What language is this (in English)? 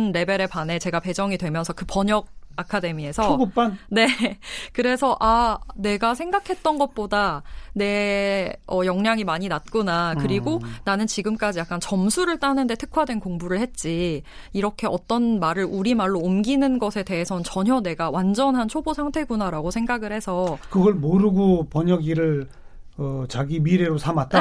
Korean